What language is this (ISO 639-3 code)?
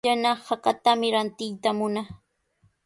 qws